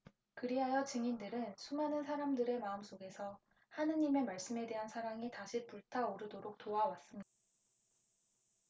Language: Korean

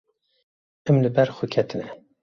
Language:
Kurdish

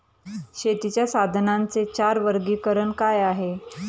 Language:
Marathi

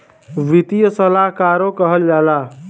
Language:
Bhojpuri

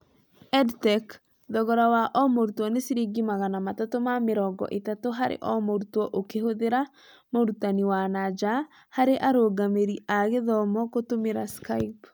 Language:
Kikuyu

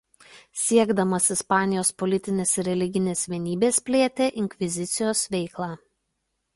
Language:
Lithuanian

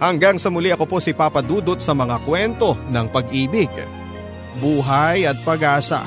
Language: Filipino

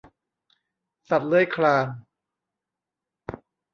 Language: Thai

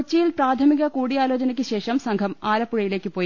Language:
Malayalam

